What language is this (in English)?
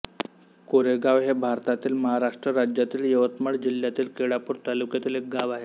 Marathi